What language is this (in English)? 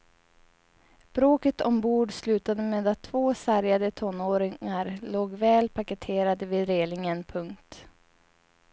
Swedish